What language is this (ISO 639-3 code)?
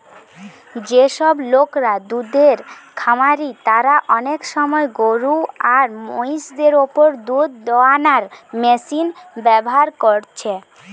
ben